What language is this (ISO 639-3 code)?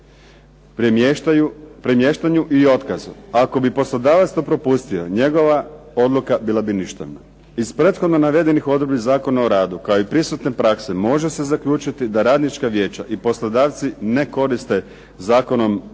hrv